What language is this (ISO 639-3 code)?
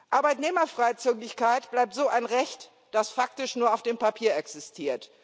deu